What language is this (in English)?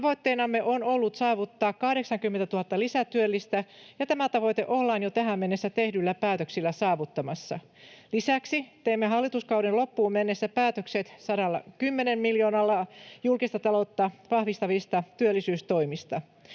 Finnish